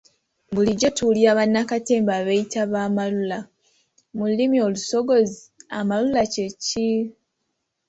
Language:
Ganda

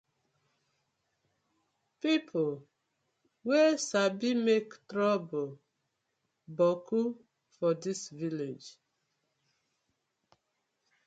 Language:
Nigerian Pidgin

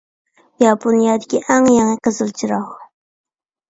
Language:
Uyghur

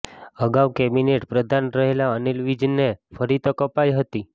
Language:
Gujarati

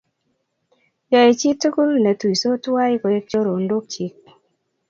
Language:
Kalenjin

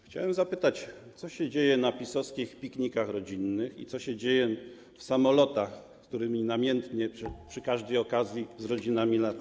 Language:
Polish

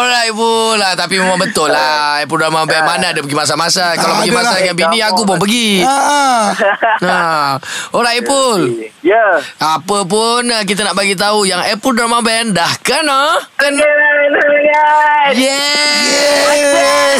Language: Malay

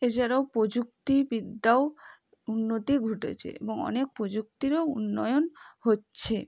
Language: Bangla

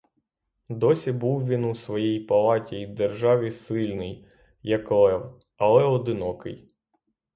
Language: Ukrainian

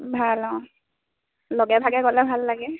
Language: Assamese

